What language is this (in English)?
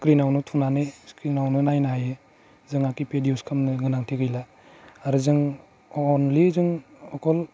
Bodo